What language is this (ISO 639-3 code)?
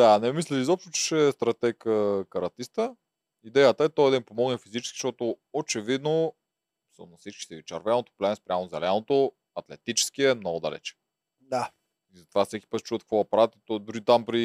bul